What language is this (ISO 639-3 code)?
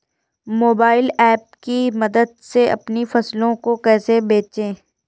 hin